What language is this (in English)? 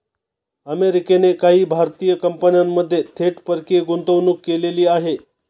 Marathi